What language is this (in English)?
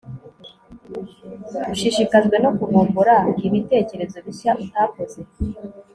Kinyarwanda